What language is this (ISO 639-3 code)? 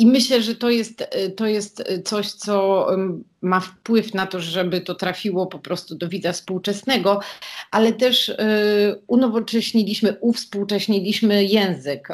pol